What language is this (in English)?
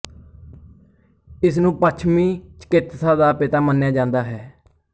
Punjabi